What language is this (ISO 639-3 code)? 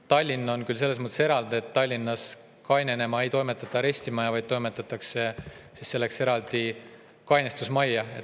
est